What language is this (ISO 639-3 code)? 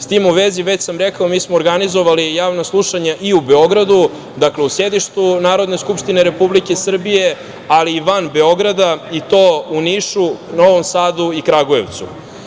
srp